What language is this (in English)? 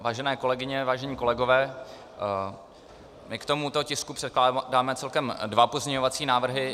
Czech